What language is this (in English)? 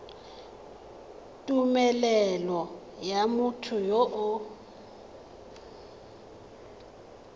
Tswana